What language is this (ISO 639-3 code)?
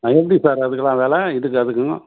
tam